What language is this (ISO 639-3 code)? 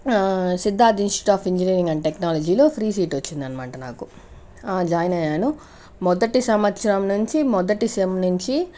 tel